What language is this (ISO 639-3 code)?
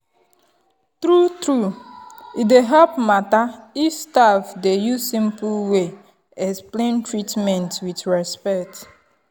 pcm